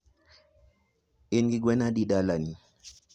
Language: Luo (Kenya and Tanzania)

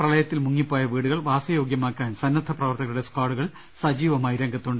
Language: Malayalam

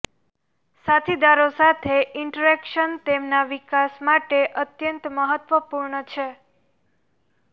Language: Gujarati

